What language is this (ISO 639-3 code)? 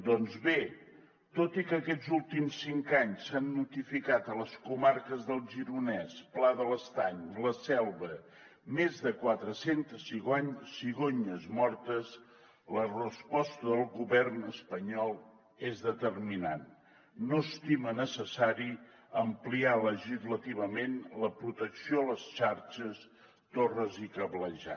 cat